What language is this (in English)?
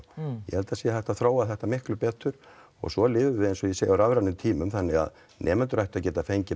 Icelandic